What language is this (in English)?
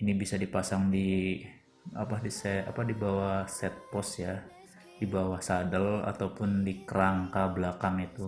Indonesian